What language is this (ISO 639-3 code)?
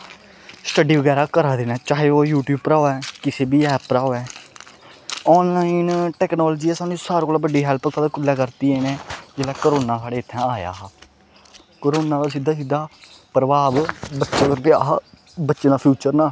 doi